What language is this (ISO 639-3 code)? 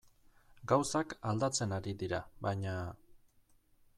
eus